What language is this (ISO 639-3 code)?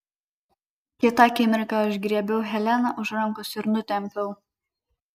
lit